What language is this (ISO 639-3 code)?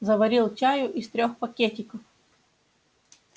rus